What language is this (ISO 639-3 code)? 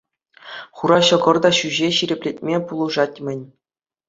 chv